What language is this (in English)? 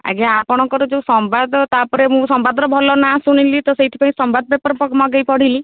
Odia